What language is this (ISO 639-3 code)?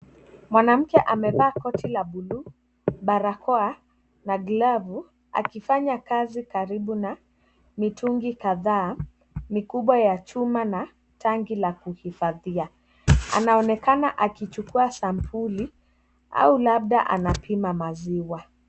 swa